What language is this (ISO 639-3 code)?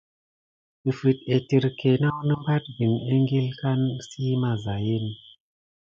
gid